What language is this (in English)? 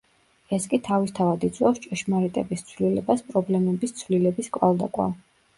Georgian